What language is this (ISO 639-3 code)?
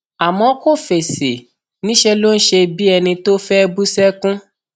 yor